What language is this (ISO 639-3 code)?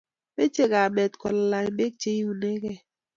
kln